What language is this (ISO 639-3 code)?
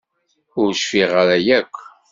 kab